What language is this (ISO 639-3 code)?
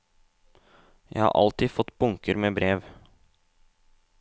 nor